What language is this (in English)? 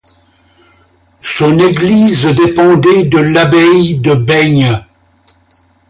French